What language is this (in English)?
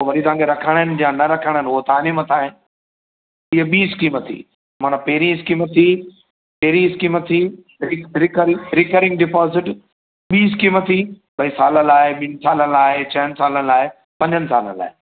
Sindhi